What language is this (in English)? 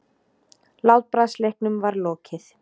Icelandic